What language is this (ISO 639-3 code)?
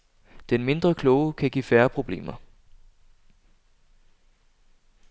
dan